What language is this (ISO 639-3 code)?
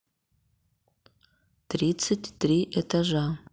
rus